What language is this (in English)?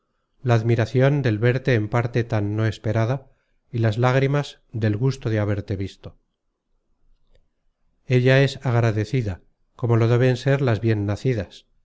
Spanish